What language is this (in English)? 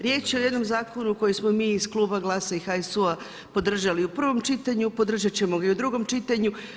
Croatian